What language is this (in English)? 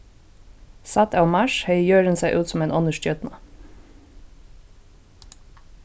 Faroese